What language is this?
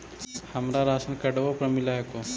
Magahi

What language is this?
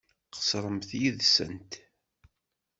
Kabyle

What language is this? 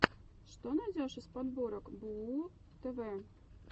Russian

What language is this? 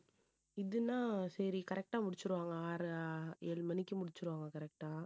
Tamil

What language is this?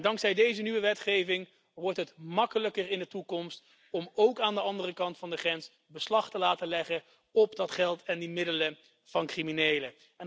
Dutch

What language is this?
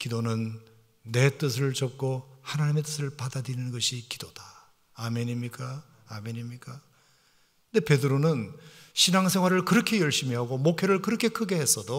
Korean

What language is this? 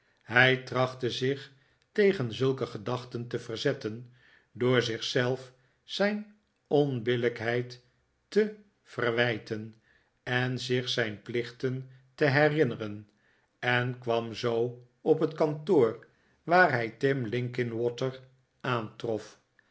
Dutch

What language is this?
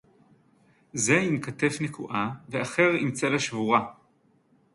Hebrew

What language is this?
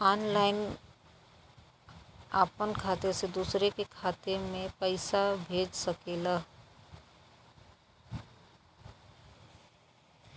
Bhojpuri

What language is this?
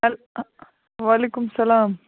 Kashmiri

